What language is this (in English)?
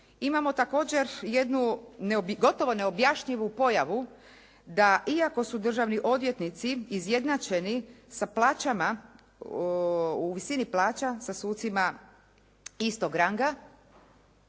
Croatian